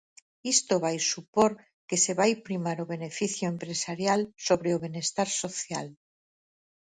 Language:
Galician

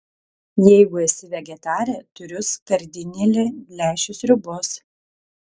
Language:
Lithuanian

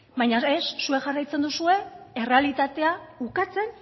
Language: Basque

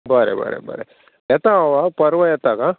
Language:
Konkani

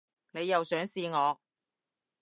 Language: Cantonese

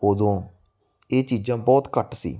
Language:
Punjabi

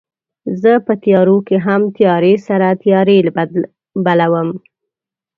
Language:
Pashto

